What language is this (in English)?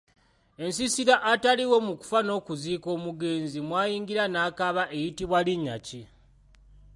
Ganda